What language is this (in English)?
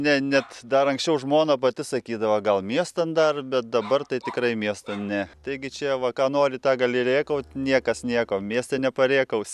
Lithuanian